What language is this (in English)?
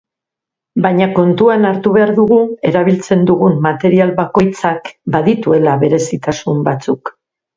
Basque